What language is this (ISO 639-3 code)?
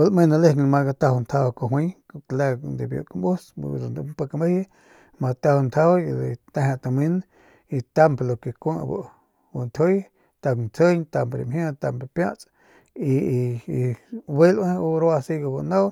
pmq